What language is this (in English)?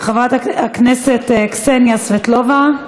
Hebrew